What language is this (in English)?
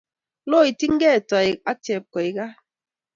Kalenjin